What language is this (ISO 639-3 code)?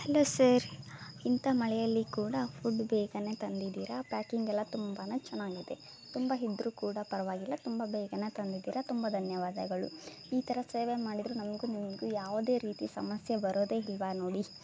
kan